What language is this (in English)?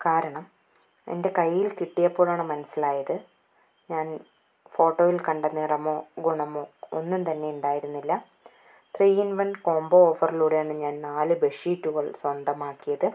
Malayalam